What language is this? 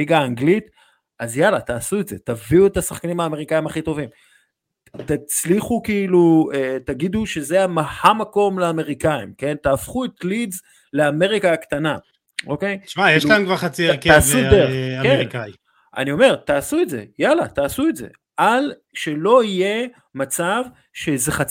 Hebrew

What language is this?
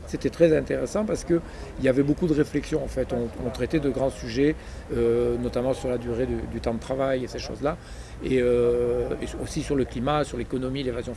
French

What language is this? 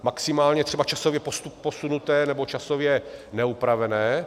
Czech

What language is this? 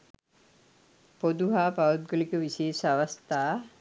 Sinhala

